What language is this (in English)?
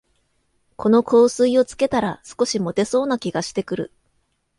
Japanese